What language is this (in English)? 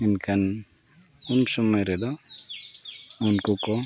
Santali